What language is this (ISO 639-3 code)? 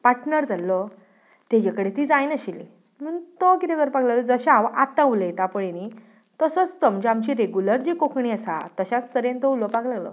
kok